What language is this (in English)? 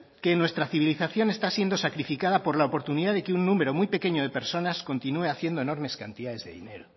Spanish